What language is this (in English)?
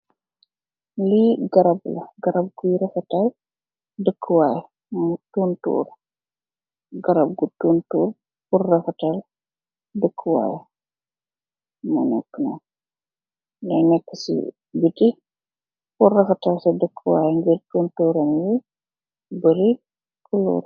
Wolof